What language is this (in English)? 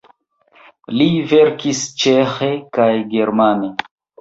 Esperanto